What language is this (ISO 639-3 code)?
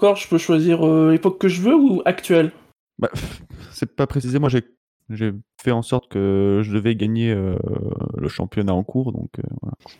fra